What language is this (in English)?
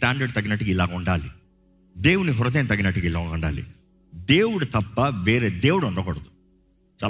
Telugu